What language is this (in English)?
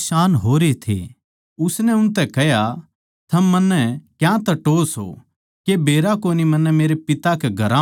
Haryanvi